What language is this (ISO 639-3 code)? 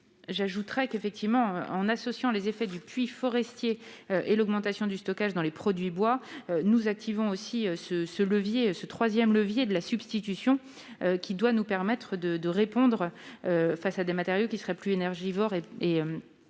fra